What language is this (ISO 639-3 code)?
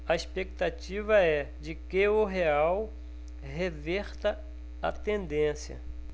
por